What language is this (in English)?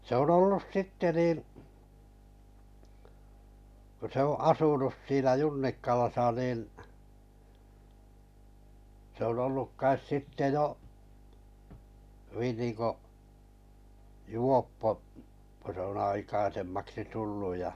Finnish